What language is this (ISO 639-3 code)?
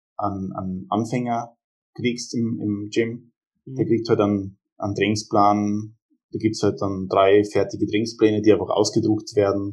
deu